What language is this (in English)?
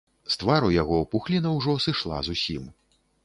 Belarusian